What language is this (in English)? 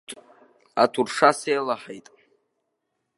Abkhazian